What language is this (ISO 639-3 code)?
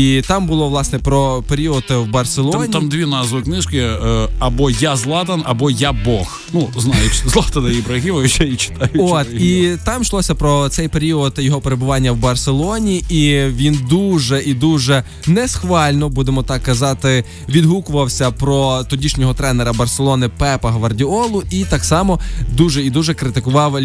ukr